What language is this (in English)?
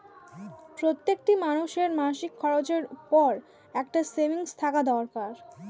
Bangla